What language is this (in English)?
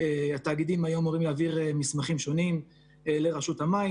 Hebrew